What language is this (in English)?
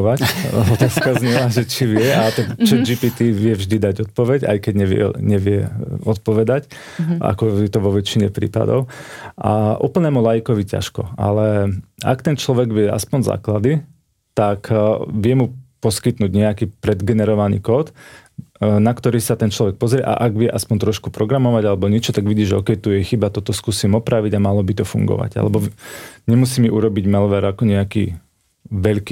Slovak